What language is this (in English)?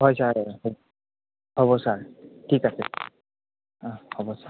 Assamese